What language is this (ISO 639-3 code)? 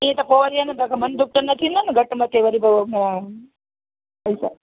snd